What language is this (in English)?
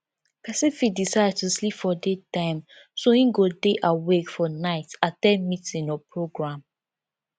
Nigerian Pidgin